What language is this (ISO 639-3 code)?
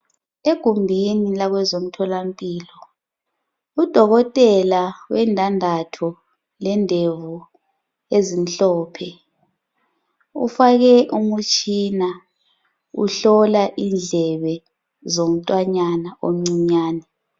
nde